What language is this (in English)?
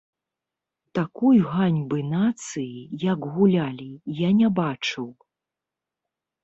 Belarusian